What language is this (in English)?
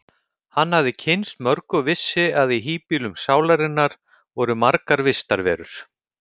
Icelandic